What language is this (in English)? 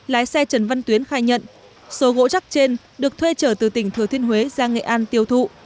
Vietnamese